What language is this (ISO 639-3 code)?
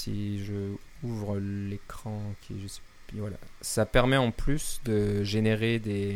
fra